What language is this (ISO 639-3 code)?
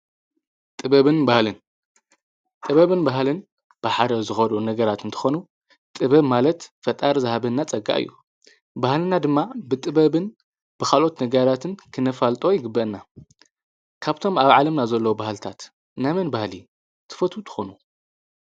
tir